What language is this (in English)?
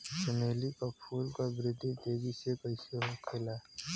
Bhojpuri